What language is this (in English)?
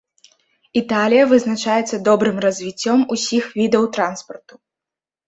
Belarusian